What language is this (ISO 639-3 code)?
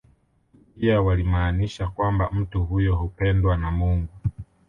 swa